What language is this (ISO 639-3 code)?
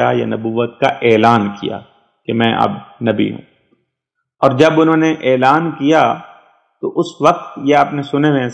hin